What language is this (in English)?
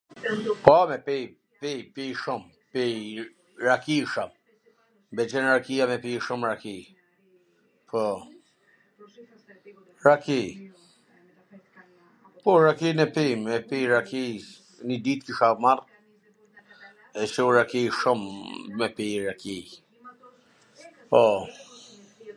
Gheg Albanian